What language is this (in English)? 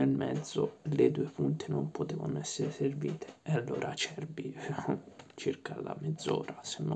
Italian